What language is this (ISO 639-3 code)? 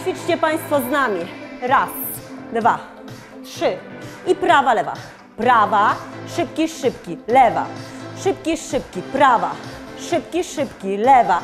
pol